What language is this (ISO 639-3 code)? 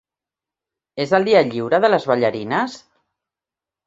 cat